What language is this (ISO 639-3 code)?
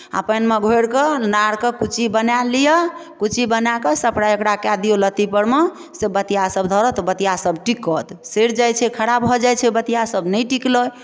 mai